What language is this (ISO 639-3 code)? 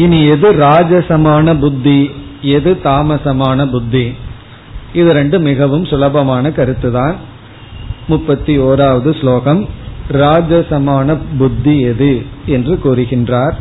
tam